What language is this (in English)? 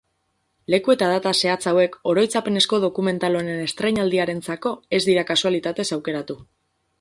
Basque